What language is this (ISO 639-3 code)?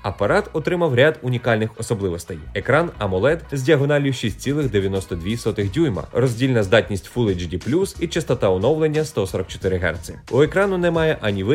ukr